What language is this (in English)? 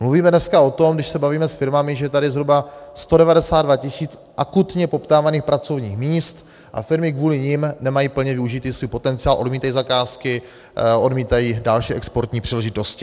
Czech